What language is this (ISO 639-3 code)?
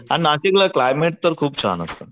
mar